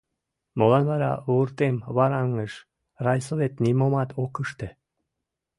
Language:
Mari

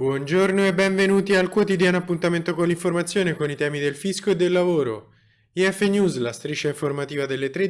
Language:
Italian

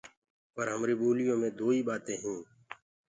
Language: Gurgula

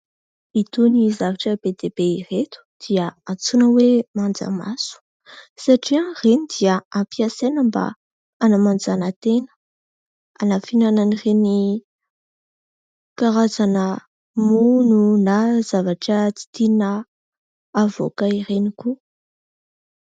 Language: Malagasy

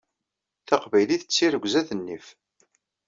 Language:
Kabyle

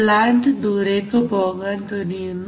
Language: Malayalam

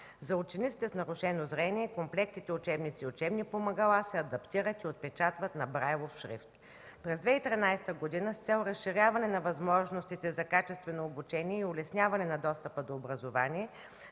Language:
Bulgarian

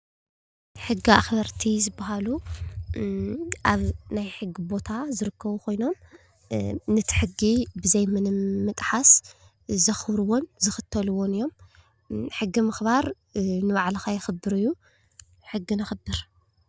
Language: Tigrinya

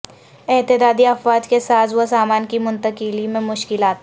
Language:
Urdu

